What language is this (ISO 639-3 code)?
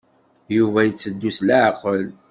kab